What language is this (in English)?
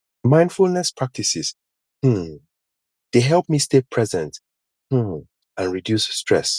Nigerian Pidgin